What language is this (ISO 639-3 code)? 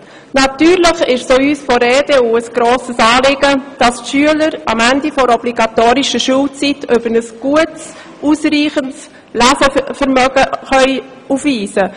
gsw